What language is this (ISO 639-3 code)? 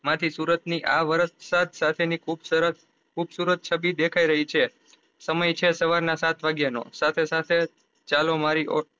guj